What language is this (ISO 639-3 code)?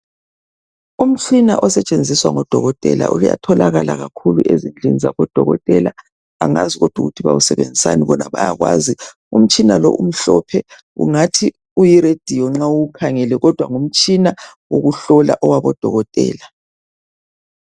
nde